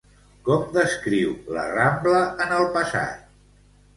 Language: Catalan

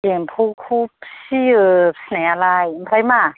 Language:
Bodo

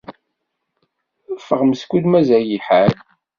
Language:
Kabyle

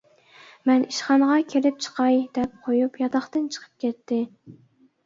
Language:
Uyghur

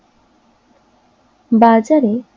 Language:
Bangla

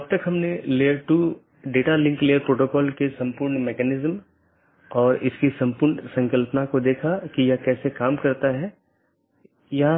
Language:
Hindi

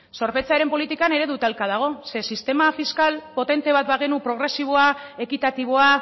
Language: Basque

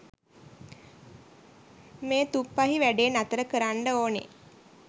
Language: Sinhala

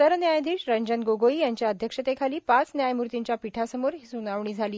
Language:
Marathi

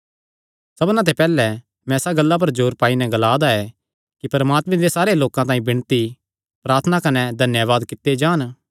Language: Kangri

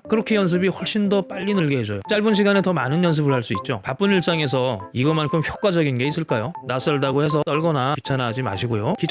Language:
Korean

